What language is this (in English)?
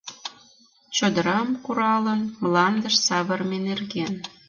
Mari